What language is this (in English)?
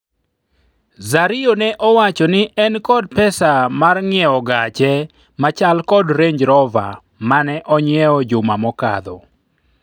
Luo (Kenya and Tanzania)